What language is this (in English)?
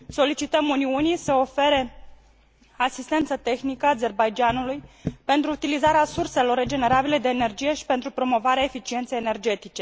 Romanian